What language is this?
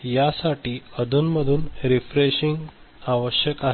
Marathi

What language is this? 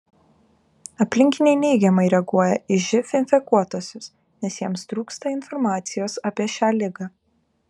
Lithuanian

